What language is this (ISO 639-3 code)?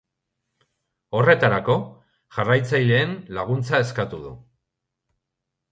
eus